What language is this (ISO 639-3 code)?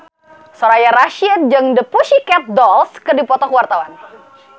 sun